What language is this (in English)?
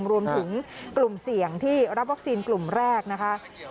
Thai